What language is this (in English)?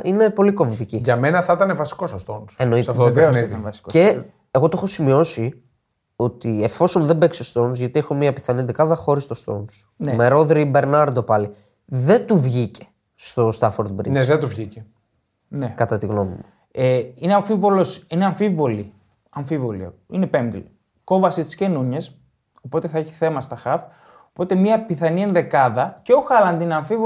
Greek